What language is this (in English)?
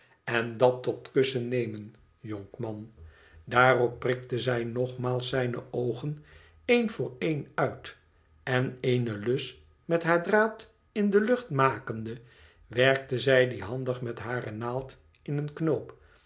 Dutch